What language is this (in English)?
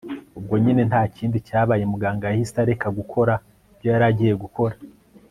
Kinyarwanda